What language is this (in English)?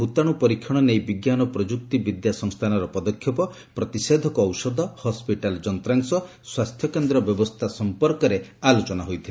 Odia